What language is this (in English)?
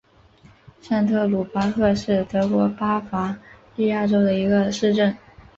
Chinese